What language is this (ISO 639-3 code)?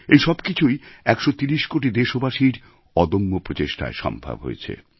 ben